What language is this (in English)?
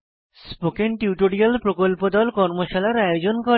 Bangla